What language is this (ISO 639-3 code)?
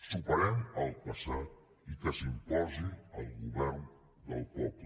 cat